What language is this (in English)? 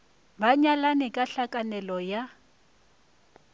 Northern Sotho